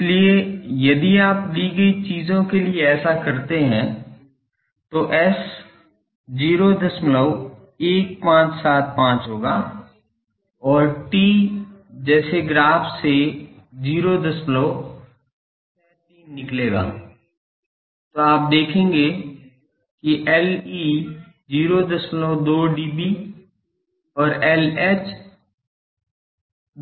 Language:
Hindi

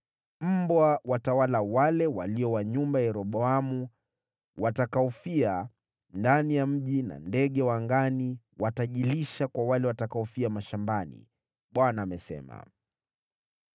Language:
Swahili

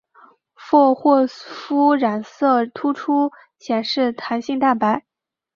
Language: Chinese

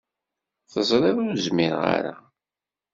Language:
Kabyle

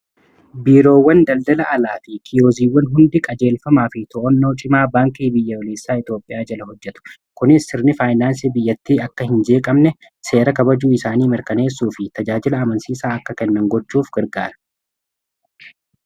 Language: Oromo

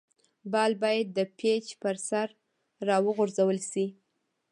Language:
Pashto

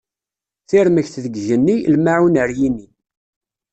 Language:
Kabyle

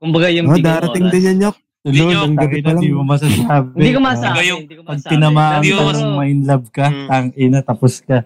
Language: Filipino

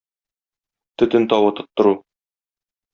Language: Tatar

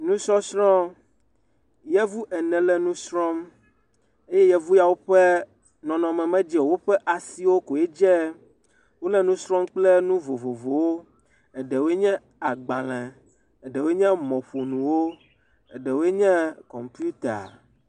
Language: Ewe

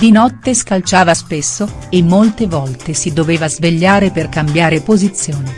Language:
Italian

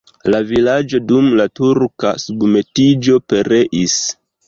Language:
Esperanto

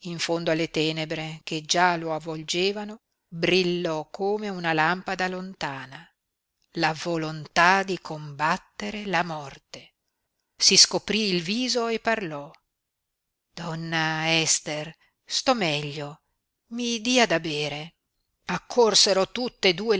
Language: Italian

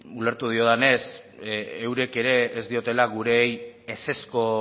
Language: Basque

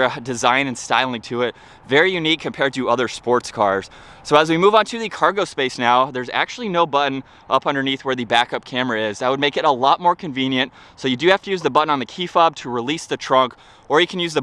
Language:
English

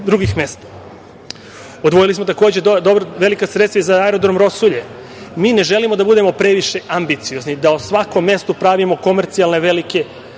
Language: Serbian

